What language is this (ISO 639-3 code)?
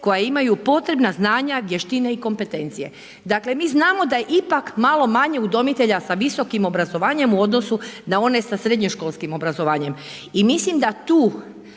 hrv